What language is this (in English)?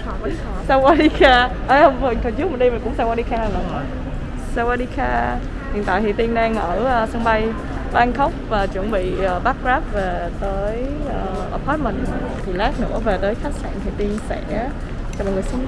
Vietnamese